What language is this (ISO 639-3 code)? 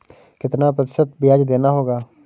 hin